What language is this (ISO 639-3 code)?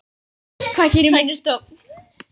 isl